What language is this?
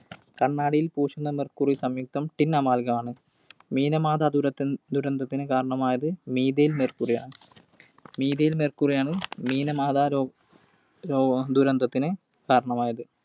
Malayalam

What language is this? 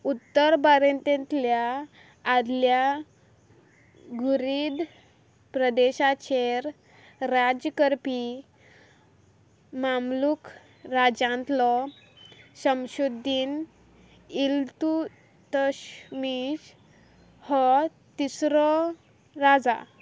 Konkani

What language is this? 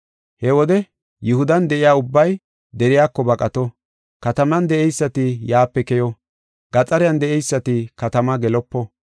Gofa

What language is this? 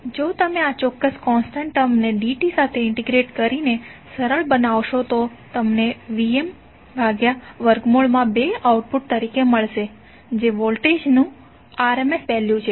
Gujarati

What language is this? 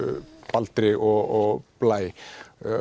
Icelandic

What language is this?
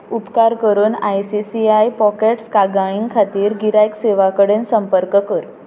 Konkani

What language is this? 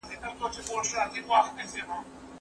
Pashto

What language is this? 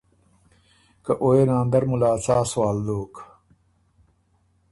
Ormuri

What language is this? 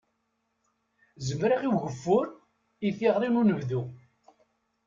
Kabyle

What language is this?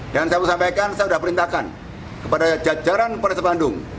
Indonesian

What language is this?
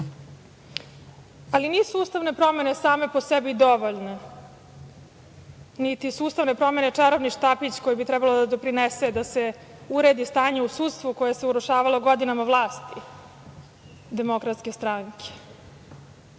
Serbian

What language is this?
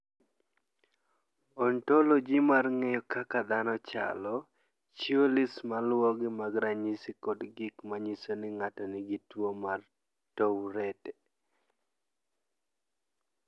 Luo (Kenya and Tanzania)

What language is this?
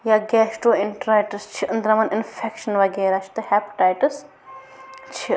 Kashmiri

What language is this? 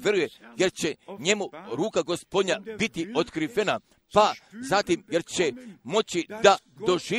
Croatian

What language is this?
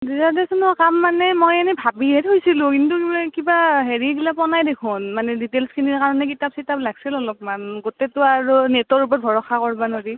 Assamese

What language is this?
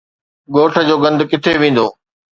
Sindhi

